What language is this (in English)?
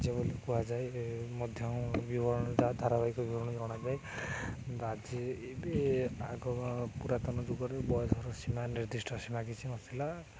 Odia